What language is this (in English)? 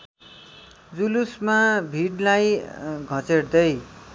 Nepali